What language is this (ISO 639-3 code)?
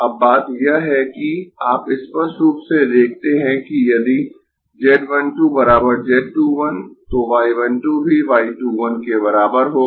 hin